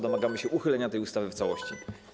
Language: Polish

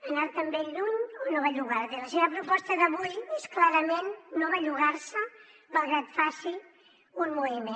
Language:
Catalan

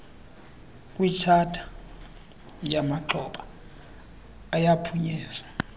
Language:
Xhosa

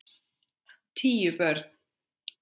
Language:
Icelandic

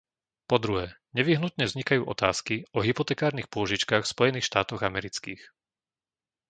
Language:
Slovak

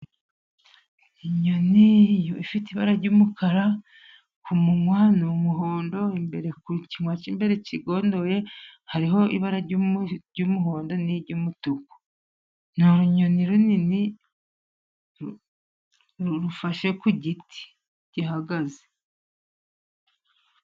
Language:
Kinyarwanda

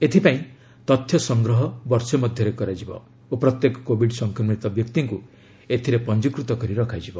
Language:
Odia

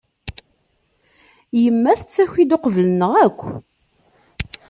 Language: Kabyle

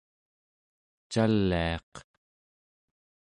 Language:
Central Yupik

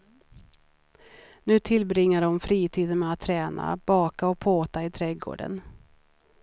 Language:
Swedish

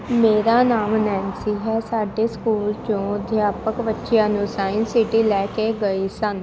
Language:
Punjabi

